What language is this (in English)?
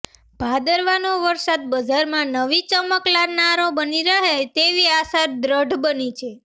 Gujarati